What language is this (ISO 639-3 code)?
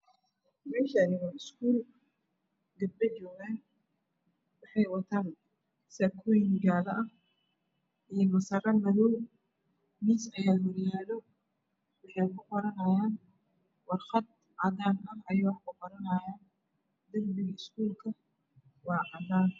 som